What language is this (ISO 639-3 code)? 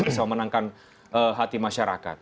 ind